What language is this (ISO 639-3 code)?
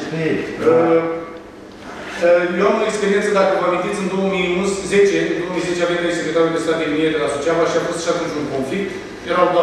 ron